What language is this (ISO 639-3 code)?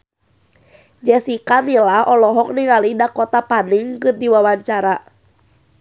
sun